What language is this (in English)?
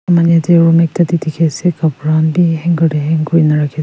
Naga Pidgin